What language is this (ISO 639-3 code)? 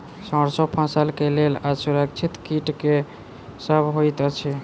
mai